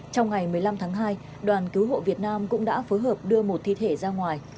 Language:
Vietnamese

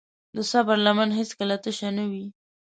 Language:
Pashto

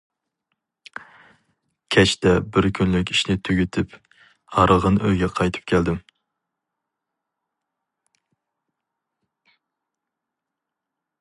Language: Uyghur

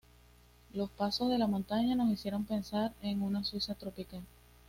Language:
Spanish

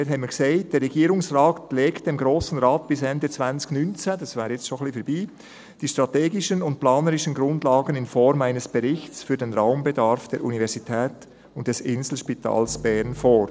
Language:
Swiss German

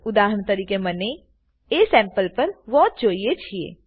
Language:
Gujarati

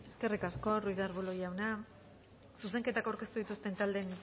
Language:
Basque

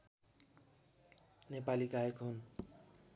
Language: Nepali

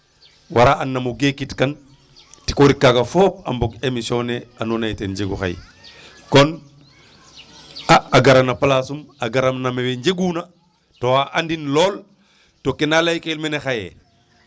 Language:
Serer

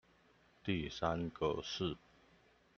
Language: Chinese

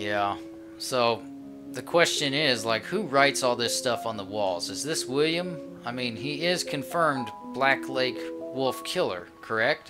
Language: English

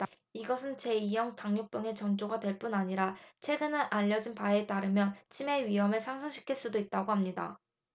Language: Korean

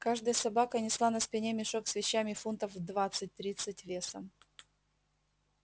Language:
Russian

